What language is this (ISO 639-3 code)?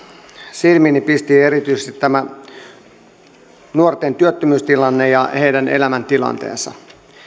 fin